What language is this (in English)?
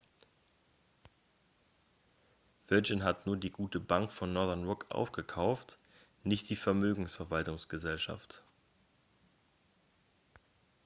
German